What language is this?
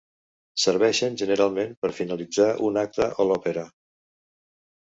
Catalan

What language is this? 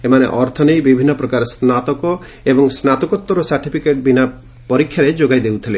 Odia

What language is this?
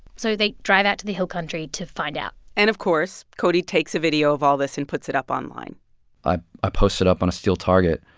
English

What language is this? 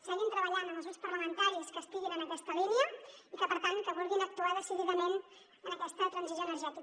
Catalan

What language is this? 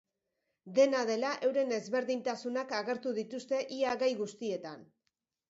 Basque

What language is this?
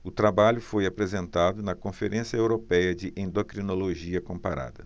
Portuguese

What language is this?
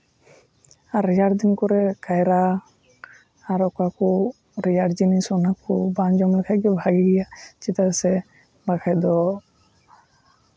Santali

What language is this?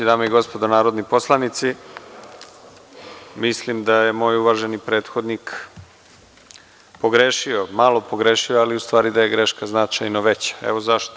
Serbian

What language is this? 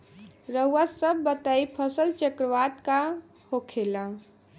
Bhojpuri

